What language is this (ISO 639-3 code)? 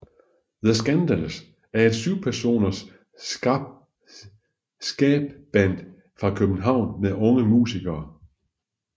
dan